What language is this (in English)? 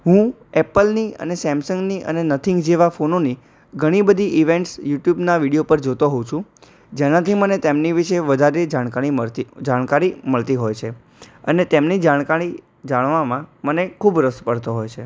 Gujarati